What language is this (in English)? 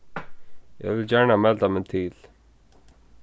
Faroese